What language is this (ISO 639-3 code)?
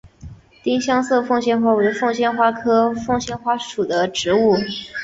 zho